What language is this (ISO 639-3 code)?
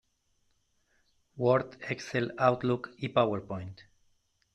cat